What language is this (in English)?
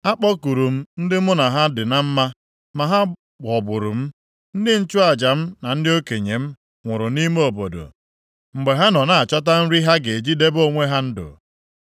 Igbo